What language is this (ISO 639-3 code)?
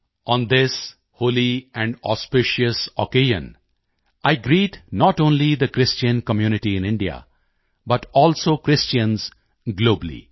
pan